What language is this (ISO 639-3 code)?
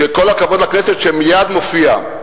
heb